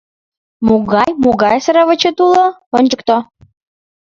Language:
Mari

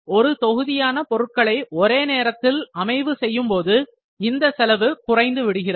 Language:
Tamil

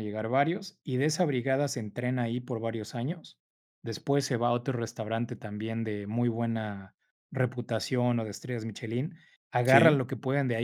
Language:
Spanish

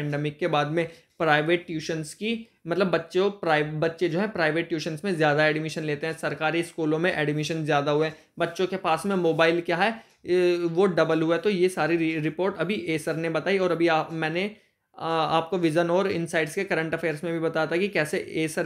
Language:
Hindi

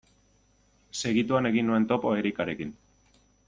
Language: Basque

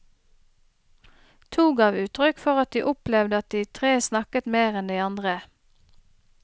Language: Norwegian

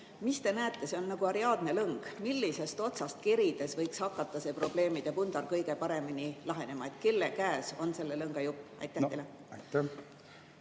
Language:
Estonian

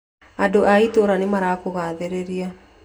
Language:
Kikuyu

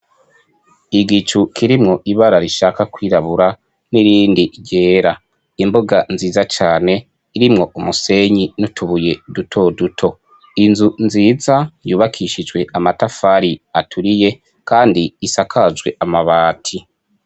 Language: Rundi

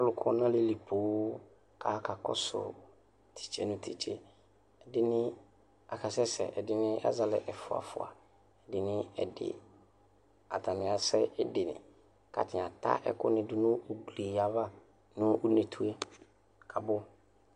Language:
Ikposo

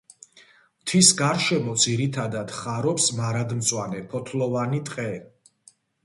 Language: Georgian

